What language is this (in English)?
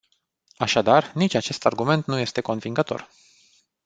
Romanian